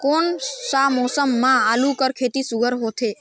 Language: Chhattisgarhi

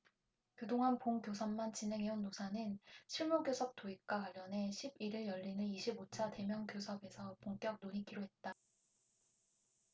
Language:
Korean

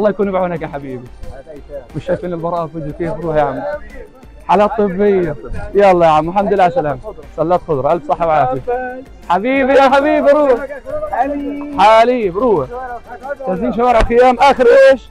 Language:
Arabic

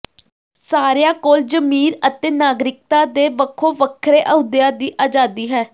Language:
Punjabi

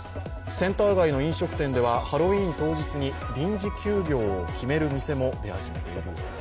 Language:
Japanese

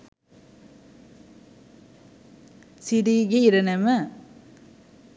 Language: Sinhala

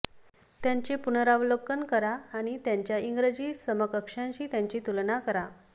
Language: Marathi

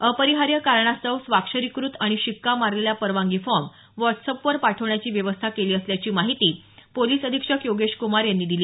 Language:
Marathi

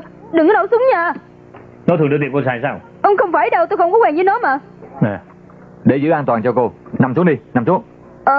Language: Vietnamese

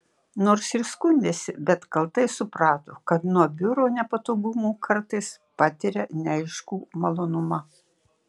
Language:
Lithuanian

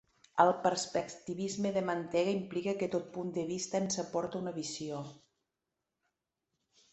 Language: Catalan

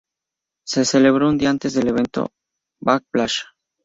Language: Spanish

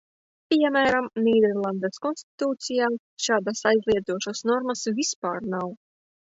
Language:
Latvian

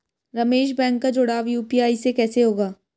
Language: Hindi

